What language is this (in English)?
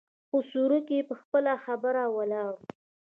Pashto